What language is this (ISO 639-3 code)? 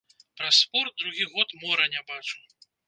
bel